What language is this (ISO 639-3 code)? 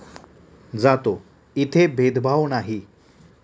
mar